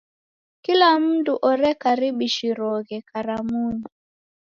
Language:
Taita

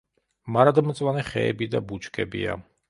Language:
Georgian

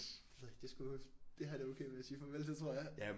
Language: Danish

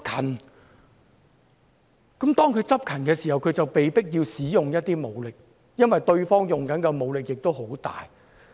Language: Cantonese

